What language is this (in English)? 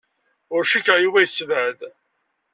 Kabyle